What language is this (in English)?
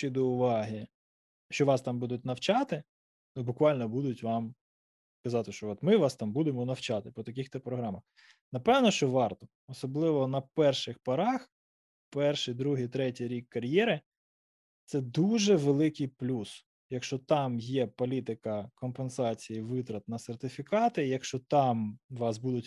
Ukrainian